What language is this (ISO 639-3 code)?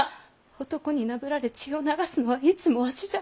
jpn